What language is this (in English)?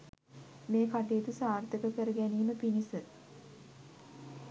Sinhala